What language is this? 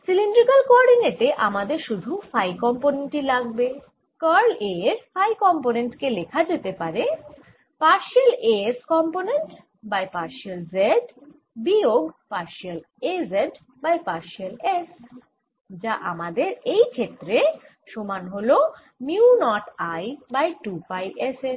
Bangla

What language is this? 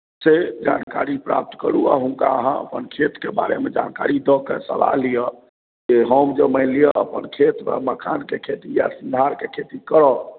Maithili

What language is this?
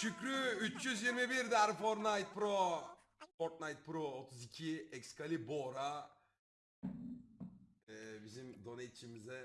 Turkish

